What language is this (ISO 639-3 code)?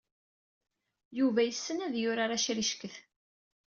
kab